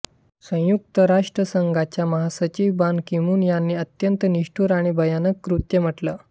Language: Marathi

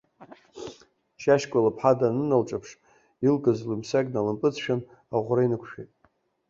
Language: Abkhazian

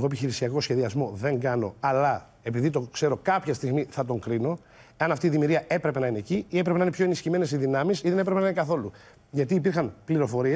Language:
Greek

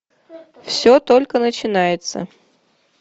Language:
Russian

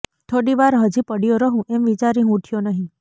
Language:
Gujarati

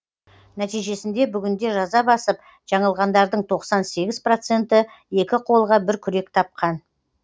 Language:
Kazakh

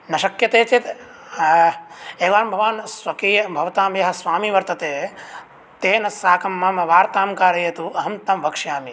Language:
Sanskrit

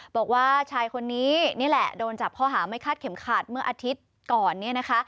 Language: Thai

